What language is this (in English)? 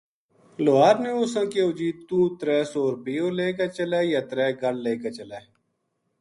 Gujari